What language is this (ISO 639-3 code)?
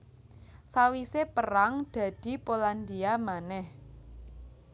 jav